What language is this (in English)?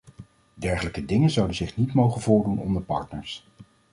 Dutch